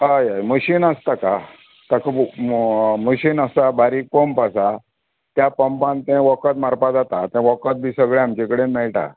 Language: Konkani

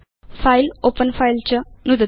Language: Sanskrit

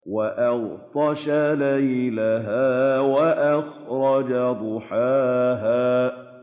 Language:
Arabic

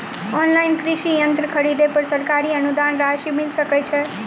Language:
Maithili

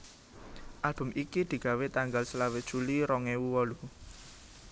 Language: Javanese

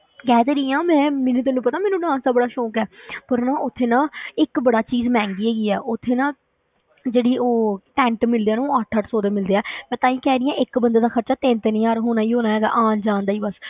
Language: Punjabi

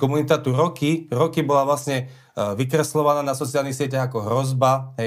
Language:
Slovak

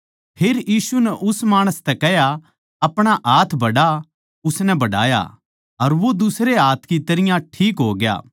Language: Haryanvi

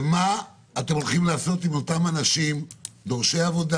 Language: Hebrew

